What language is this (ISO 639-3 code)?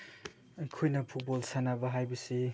mni